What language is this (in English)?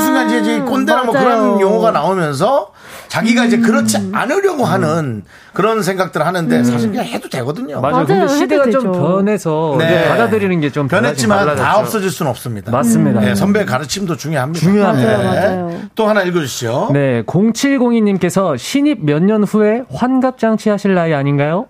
Korean